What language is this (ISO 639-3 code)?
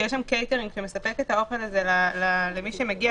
heb